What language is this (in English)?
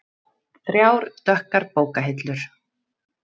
Icelandic